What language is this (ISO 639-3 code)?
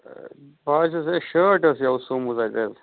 kas